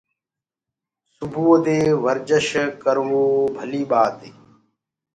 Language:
Gurgula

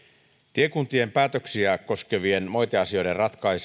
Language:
Finnish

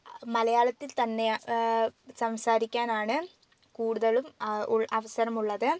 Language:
Malayalam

